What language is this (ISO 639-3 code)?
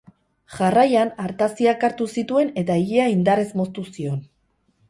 eus